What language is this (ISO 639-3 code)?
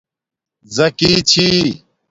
dmk